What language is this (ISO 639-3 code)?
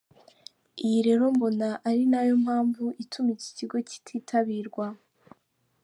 kin